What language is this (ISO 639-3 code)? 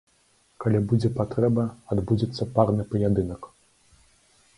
bel